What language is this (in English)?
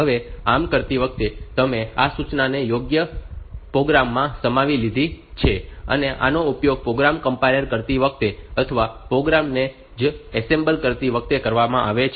Gujarati